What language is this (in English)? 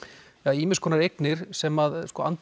Icelandic